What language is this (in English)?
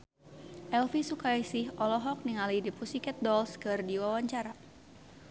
Sundanese